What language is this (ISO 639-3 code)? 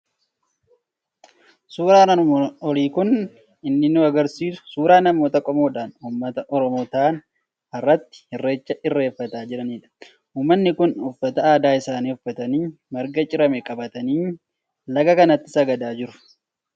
orm